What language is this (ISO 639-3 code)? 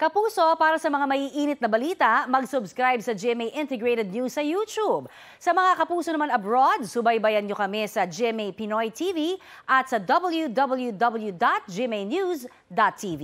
fil